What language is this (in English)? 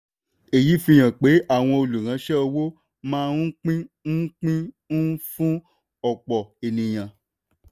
Yoruba